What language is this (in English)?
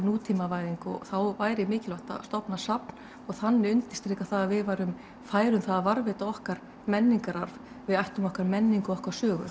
Icelandic